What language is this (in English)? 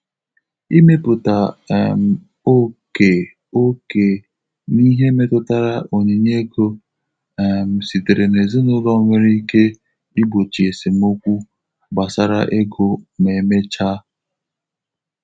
Igbo